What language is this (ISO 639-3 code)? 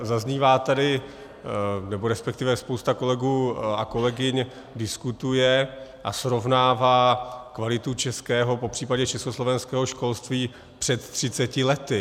ces